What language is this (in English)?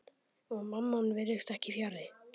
Icelandic